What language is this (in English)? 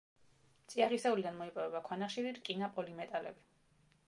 Georgian